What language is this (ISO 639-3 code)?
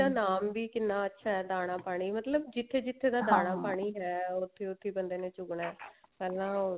pan